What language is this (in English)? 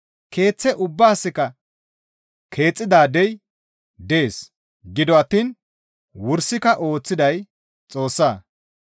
Gamo